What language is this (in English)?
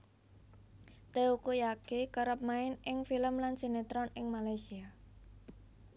Javanese